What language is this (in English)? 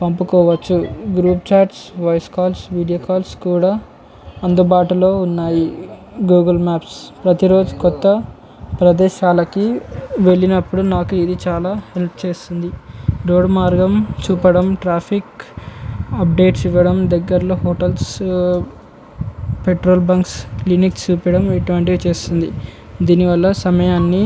Telugu